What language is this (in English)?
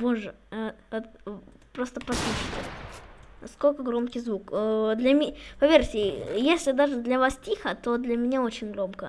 Russian